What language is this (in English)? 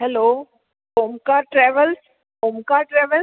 Sindhi